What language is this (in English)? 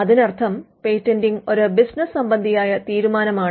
Malayalam